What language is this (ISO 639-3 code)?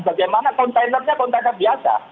ind